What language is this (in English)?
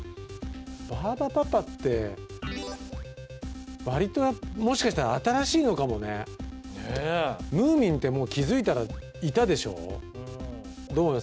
Japanese